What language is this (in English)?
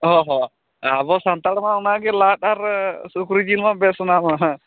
Santali